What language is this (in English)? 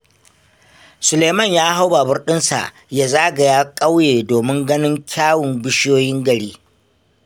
Hausa